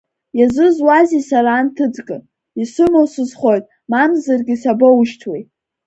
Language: Abkhazian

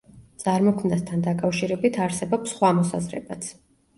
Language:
Georgian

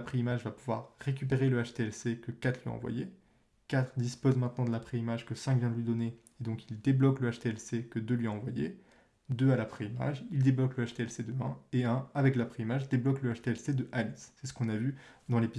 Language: French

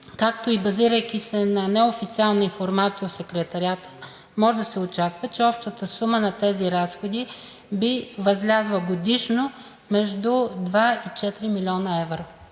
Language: Bulgarian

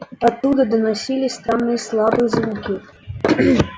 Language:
Russian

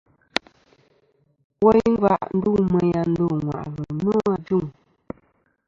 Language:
Kom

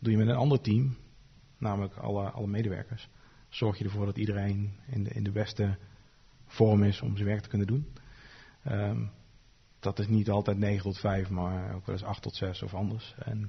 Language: Dutch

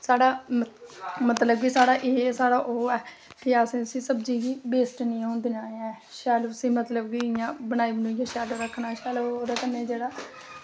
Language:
Dogri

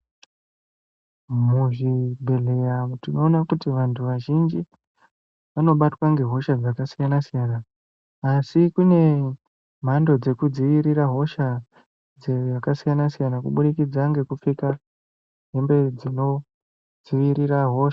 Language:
Ndau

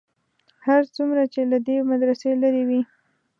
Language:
Pashto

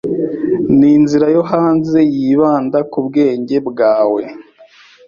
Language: Kinyarwanda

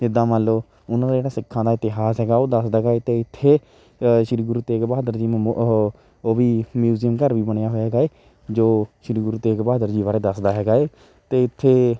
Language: Punjabi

